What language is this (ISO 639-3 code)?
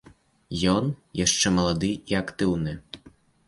bel